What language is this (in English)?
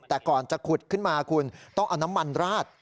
Thai